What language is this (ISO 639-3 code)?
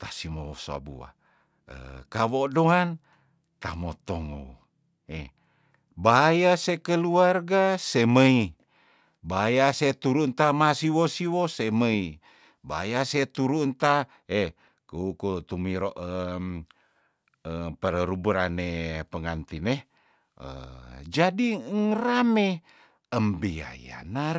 tdn